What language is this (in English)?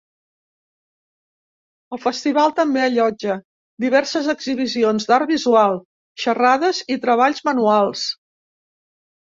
Catalan